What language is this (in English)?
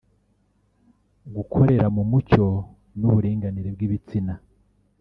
Kinyarwanda